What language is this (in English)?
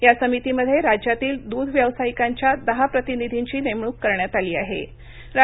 Marathi